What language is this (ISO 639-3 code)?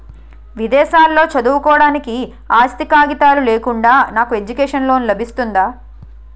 tel